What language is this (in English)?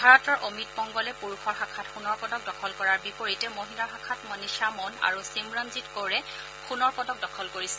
Assamese